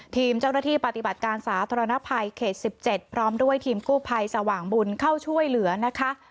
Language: Thai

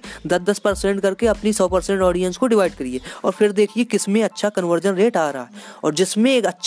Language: Hindi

